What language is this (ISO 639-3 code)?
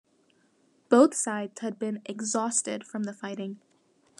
eng